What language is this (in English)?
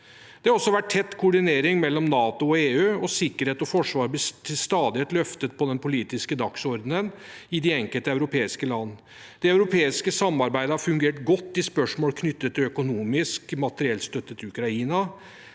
Norwegian